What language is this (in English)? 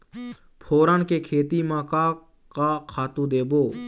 Chhattisgarhi